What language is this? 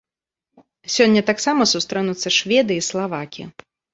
Belarusian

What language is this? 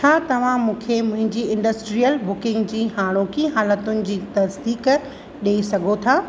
Sindhi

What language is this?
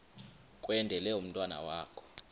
Xhosa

